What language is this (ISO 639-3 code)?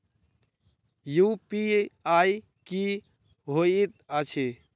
mai